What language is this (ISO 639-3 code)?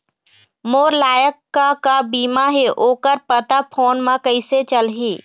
hne